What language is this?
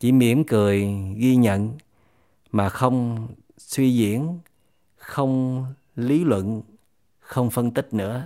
Vietnamese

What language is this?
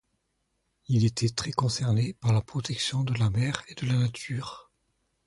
French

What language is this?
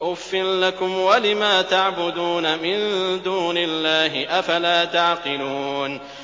Arabic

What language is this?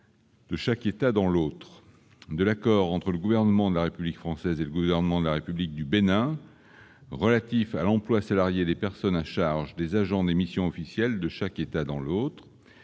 French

